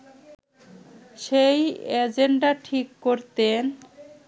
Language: Bangla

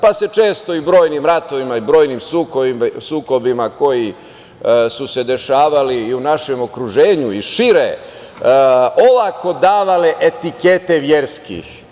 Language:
Serbian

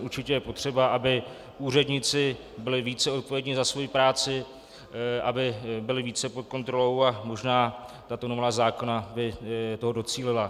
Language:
Czech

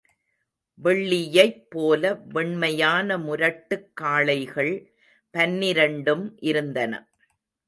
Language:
Tamil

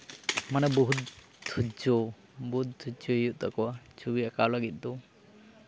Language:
Santali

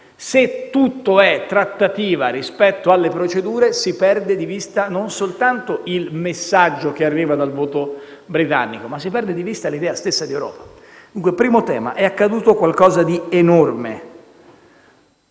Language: Italian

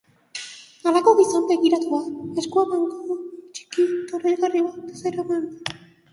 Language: Basque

